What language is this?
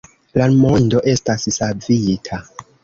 Esperanto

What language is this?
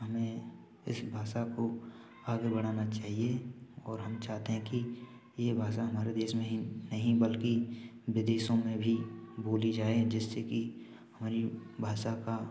Hindi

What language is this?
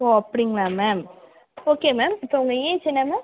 Tamil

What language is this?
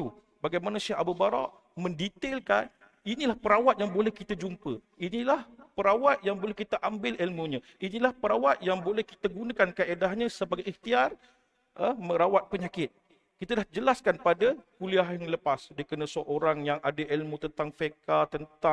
Malay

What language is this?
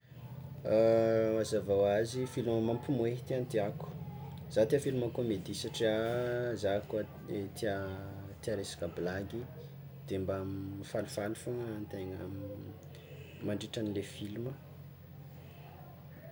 Tsimihety Malagasy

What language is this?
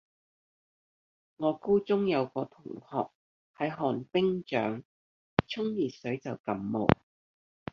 Cantonese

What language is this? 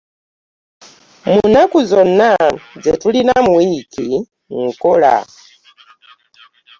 Ganda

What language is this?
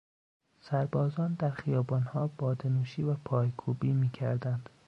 Persian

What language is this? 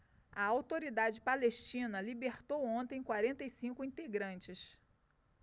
Portuguese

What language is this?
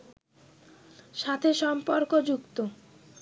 Bangla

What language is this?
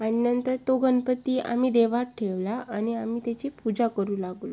Marathi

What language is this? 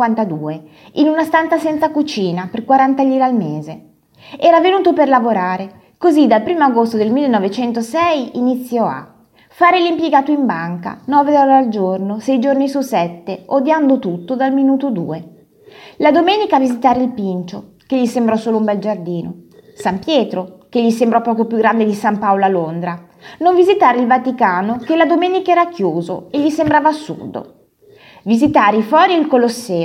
Italian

